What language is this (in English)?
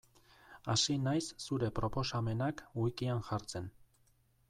Basque